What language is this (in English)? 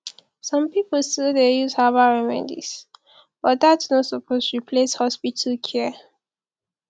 Nigerian Pidgin